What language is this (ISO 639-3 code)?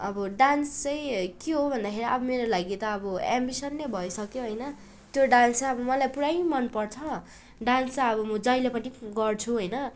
nep